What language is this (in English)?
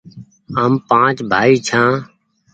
Goaria